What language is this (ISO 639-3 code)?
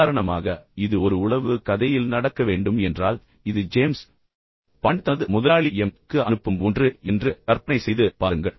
tam